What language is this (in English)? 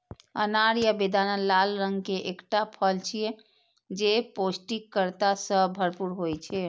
Maithili